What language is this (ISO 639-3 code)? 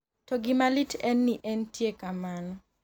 luo